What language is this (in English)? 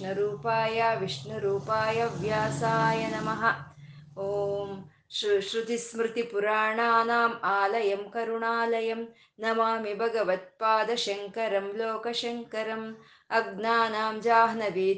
Kannada